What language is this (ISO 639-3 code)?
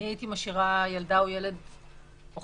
heb